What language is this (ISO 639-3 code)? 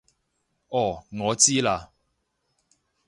yue